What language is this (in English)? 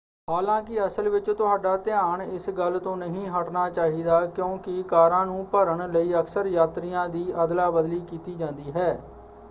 Punjabi